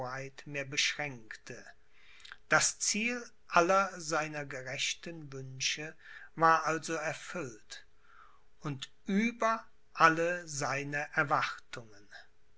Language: German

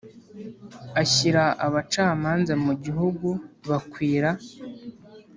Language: Kinyarwanda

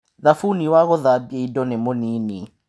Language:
Kikuyu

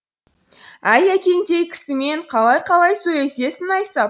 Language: Kazakh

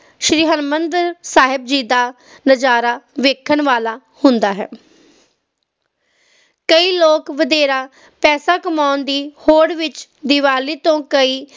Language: Punjabi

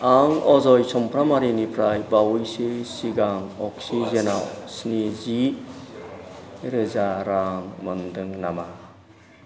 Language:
Bodo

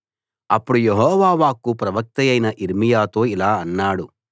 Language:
Telugu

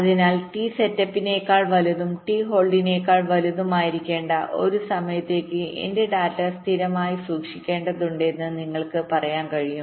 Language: Malayalam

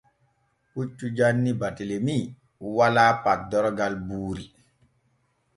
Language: Borgu Fulfulde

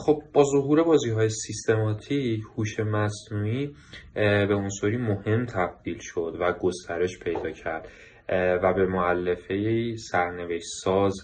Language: Persian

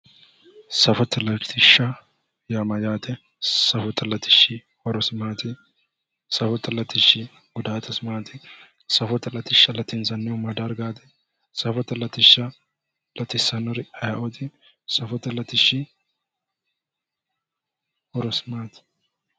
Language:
Sidamo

